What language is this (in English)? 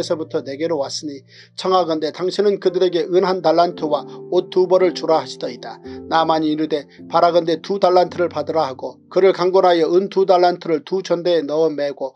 Korean